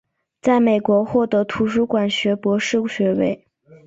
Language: Chinese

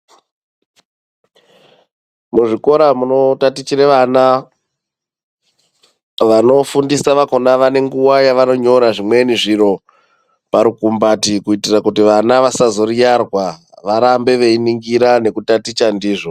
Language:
Ndau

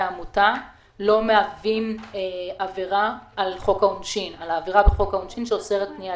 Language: Hebrew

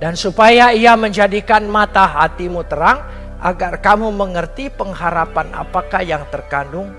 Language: Indonesian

